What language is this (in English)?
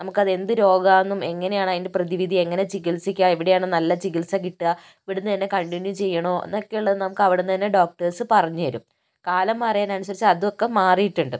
Malayalam